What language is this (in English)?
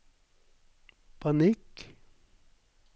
Norwegian